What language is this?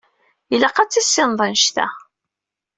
Kabyle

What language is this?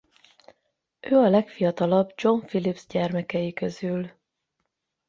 Hungarian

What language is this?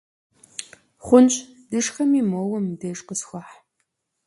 Kabardian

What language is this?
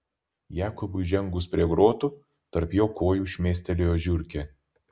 Lithuanian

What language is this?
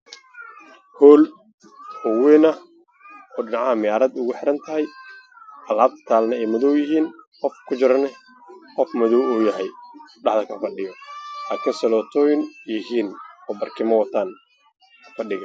Somali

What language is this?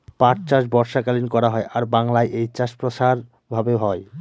Bangla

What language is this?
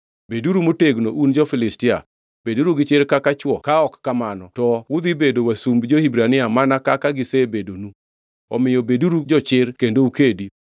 Luo (Kenya and Tanzania)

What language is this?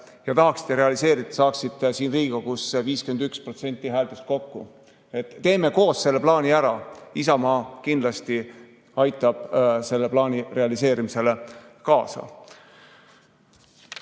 Estonian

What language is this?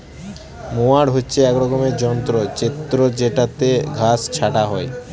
Bangla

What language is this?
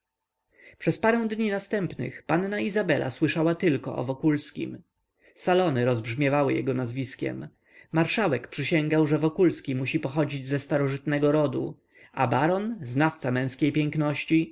Polish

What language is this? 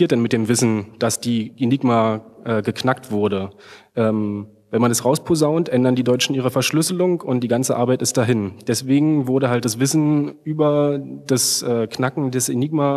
German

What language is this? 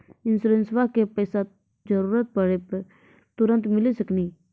Maithili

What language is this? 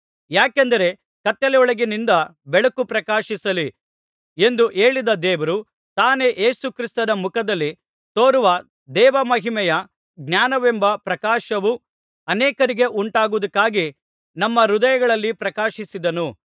Kannada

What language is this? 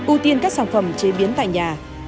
Vietnamese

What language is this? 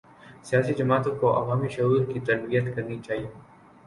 Urdu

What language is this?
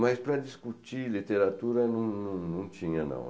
Portuguese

